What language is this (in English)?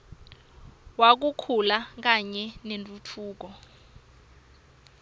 Swati